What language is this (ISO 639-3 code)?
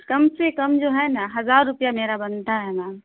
urd